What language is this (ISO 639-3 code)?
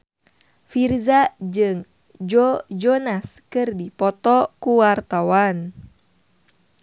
sun